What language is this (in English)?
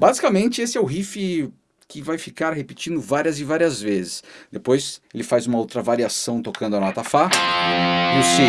Portuguese